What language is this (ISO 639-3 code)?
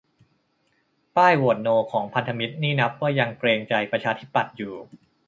tha